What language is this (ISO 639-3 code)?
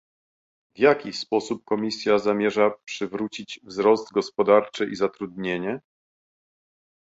pol